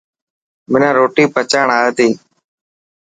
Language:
Dhatki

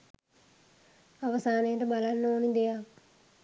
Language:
Sinhala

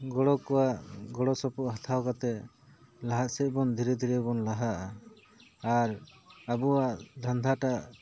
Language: Santali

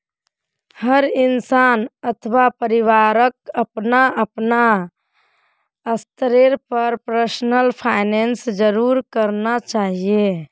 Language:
Magahi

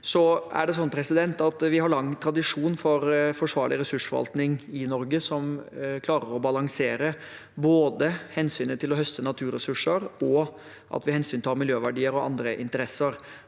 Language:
Norwegian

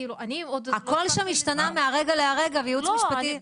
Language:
Hebrew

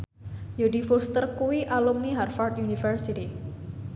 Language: Javanese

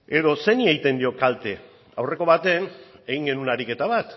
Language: Basque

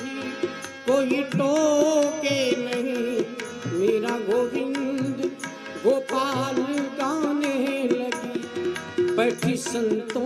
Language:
Hindi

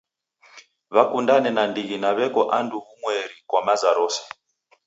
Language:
Taita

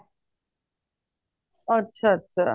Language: Punjabi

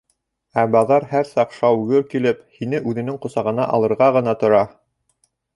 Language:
Bashkir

